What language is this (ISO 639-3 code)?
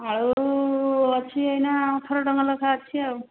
ori